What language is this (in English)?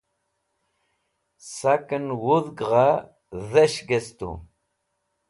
Wakhi